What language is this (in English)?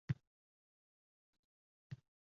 Uzbek